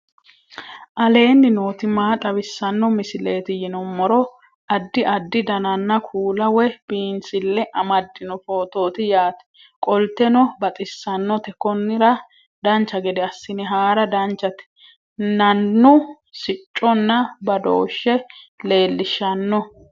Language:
Sidamo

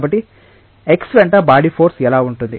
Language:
Telugu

